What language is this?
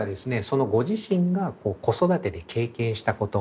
Japanese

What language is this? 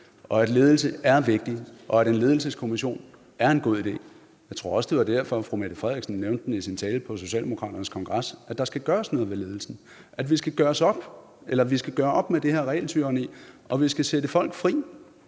Danish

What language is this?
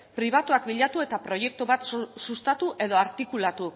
Basque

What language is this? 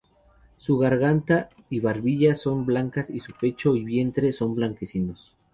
Spanish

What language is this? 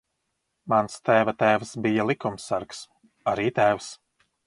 Latvian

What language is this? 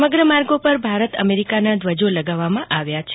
Gujarati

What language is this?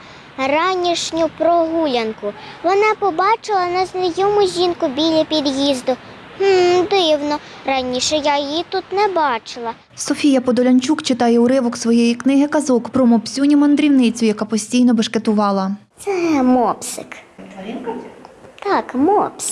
Ukrainian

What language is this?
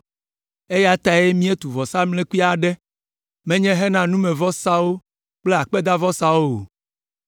Ewe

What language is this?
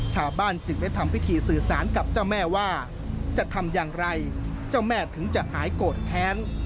Thai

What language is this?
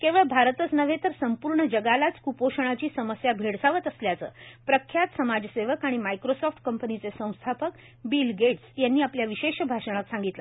Marathi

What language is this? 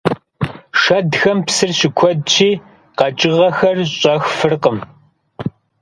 Kabardian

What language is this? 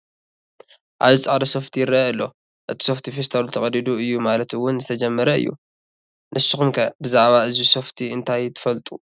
Tigrinya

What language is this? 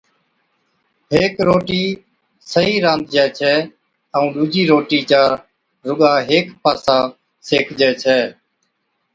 Od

